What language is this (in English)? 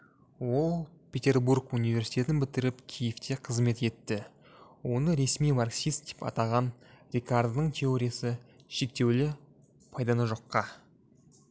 Kazakh